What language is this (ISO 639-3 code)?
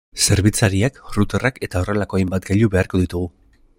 eus